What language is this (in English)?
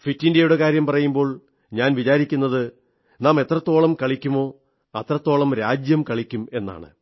Malayalam